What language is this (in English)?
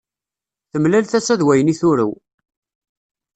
Kabyle